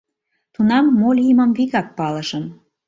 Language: Mari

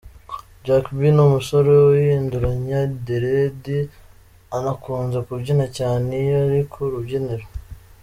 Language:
Kinyarwanda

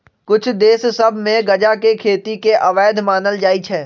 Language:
Magahi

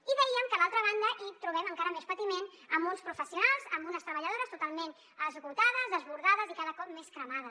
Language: Catalan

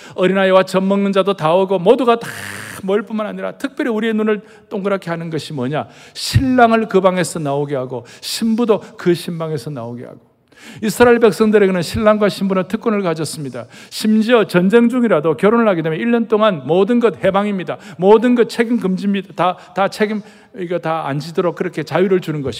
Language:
Korean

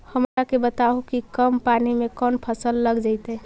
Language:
Magahi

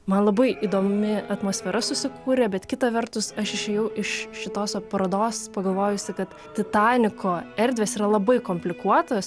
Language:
Lithuanian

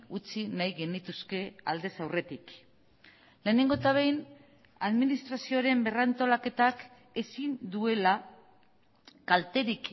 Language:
Basque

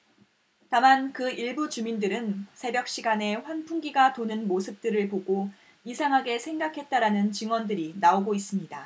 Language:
Korean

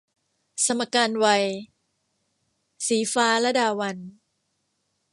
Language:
Thai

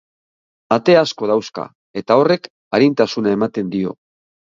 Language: Basque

